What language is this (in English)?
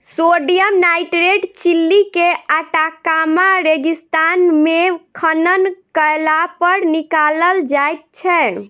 Maithili